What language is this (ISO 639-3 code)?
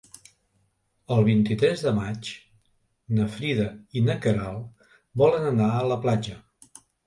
cat